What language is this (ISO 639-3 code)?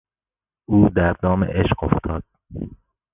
fas